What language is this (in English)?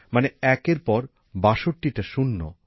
Bangla